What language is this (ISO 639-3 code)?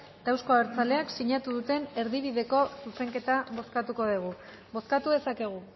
eus